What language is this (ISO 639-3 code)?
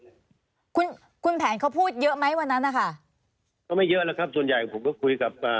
tha